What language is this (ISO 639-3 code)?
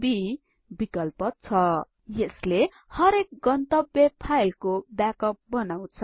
nep